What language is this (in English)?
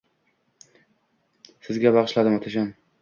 Uzbek